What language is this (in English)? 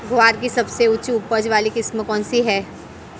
Hindi